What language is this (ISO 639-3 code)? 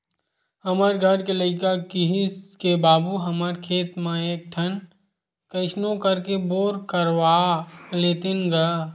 hne